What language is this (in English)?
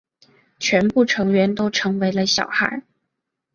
Chinese